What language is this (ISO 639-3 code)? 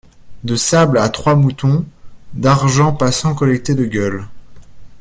fra